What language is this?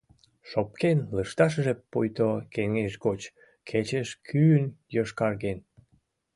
Mari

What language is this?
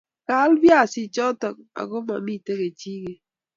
Kalenjin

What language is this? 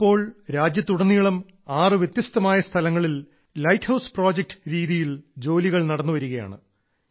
Malayalam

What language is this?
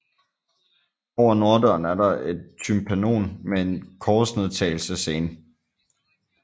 Danish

